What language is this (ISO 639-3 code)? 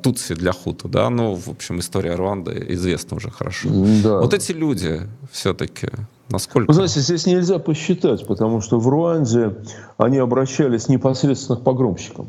rus